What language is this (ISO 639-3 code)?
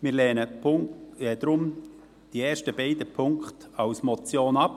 gsw